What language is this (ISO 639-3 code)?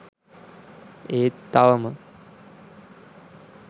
sin